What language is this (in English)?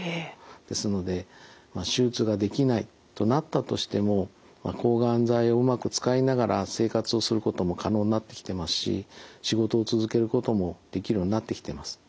Japanese